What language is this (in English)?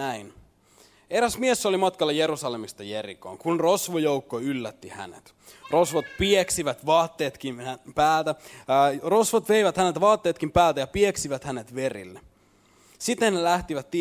Finnish